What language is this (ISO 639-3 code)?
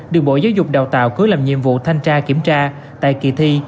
vie